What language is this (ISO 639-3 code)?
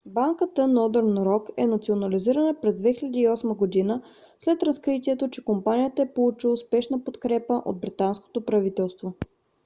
bul